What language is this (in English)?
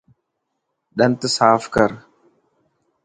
Dhatki